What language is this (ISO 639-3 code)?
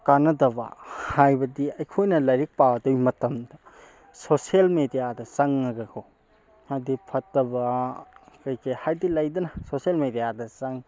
mni